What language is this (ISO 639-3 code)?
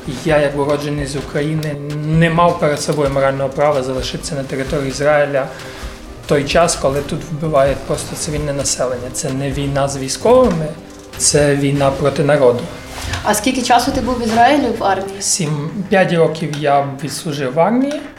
ukr